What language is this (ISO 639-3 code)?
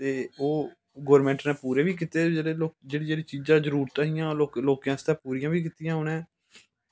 doi